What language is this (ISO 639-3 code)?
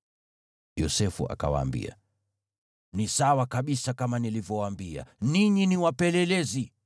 swa